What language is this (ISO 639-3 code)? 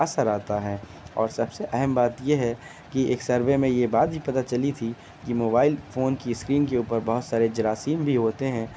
urd